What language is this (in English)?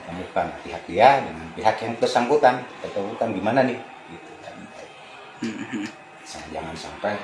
Indonesian